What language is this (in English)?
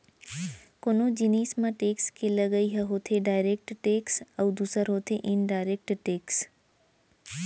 Chhattisgarhi